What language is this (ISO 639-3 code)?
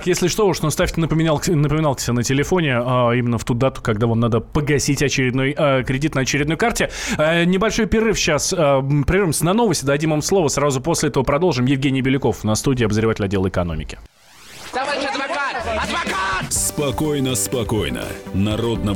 rus